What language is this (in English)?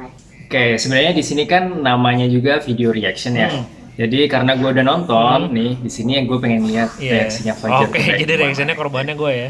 Indonesian